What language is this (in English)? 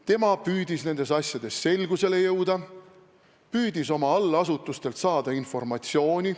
Estonian